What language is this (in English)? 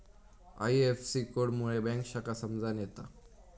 Marathi